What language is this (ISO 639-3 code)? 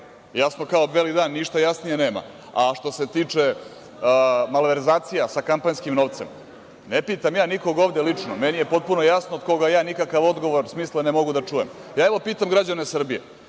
srp